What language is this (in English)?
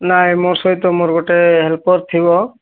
Odia